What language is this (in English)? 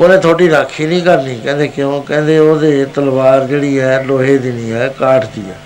Punjabi